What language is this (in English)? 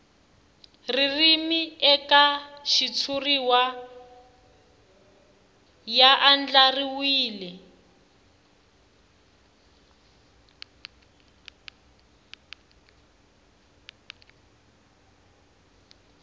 Tsonga